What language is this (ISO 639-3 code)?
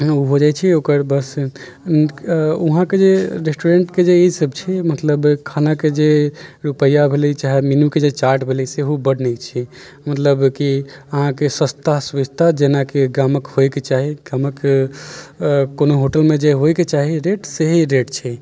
mai